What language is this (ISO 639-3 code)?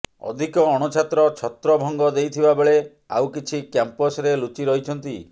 ori